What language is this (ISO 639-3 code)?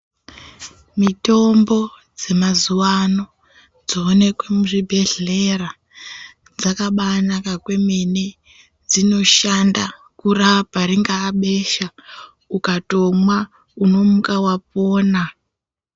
ndc